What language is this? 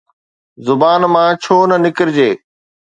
Sindhi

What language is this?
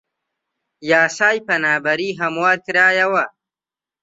Central Kurdish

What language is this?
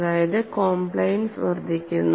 Malayalam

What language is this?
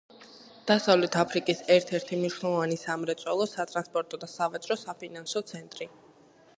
Georgian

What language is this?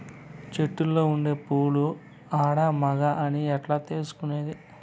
Telugu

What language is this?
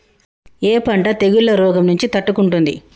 Telugu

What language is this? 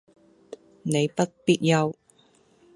Cantonese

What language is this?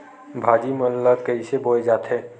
Chhattisgarhi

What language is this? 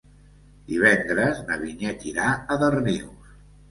Catalan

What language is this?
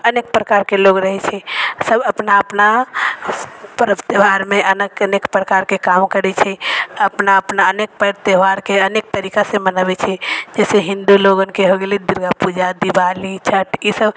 Maithili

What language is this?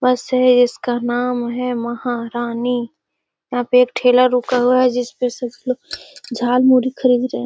Magahi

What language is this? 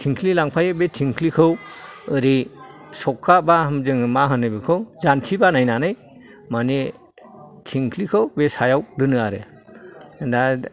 Bodo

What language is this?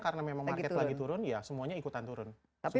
Indonesian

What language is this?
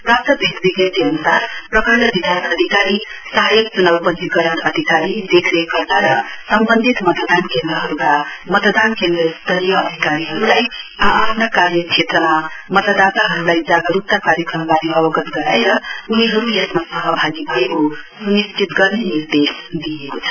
Nepali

